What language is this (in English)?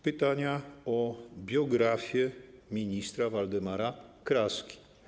Polish